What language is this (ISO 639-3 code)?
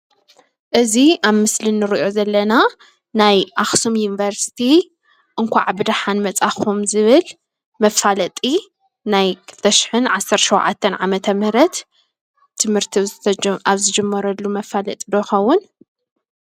tir